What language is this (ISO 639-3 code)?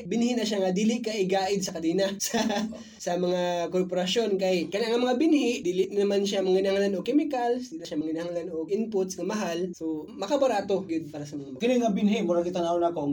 fil